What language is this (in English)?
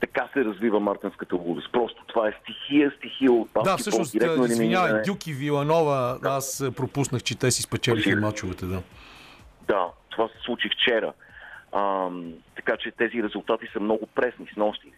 Bulgarian